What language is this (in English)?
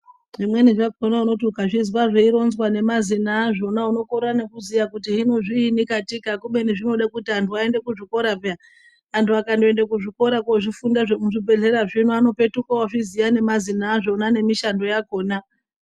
Ndau